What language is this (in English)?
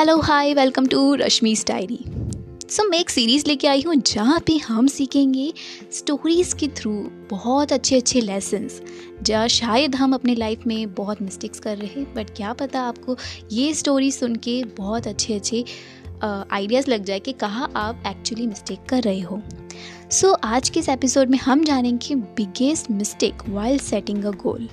Hindi